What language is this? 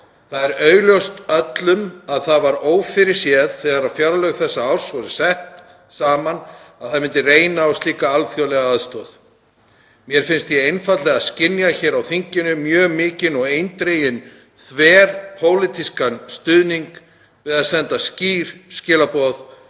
Icelandic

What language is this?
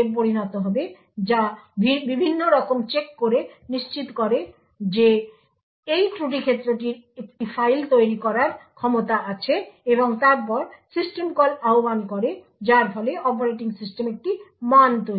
Bangla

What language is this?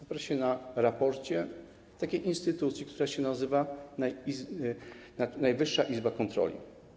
Polish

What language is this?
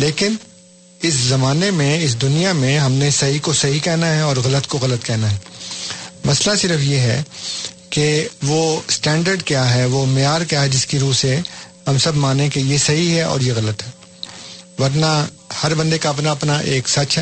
Urdu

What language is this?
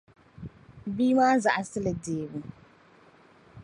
Dagbani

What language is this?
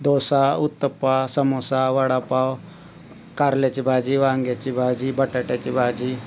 Marathi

